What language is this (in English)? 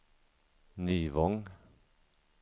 Swedish